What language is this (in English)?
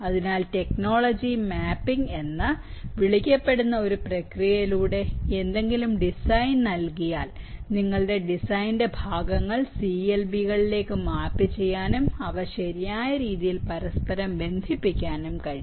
Malayalam